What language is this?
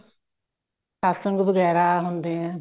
Punjabi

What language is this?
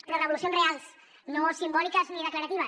Catalan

